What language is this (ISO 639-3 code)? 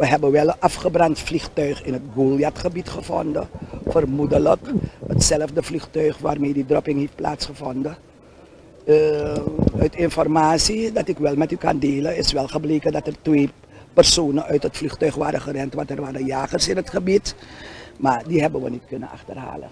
nld